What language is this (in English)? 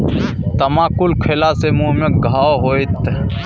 Maithili